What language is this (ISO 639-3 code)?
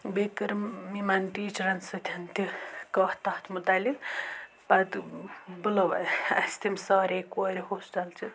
kas